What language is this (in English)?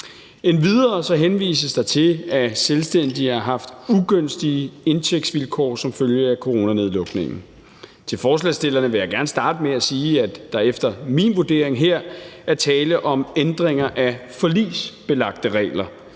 Danish